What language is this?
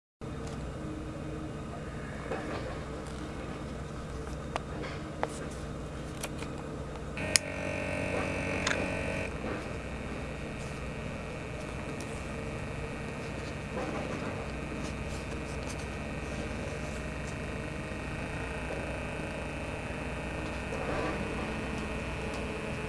Japanese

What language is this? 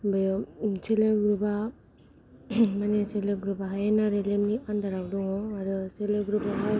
Bodo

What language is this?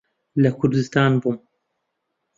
Central Kurdish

